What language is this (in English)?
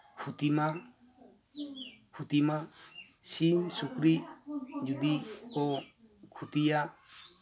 Santali